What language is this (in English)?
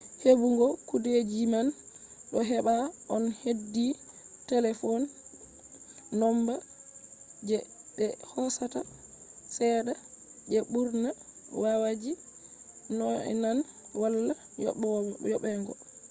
Fula